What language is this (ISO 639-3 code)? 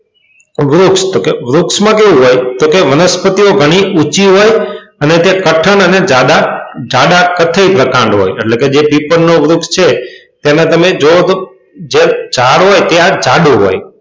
guj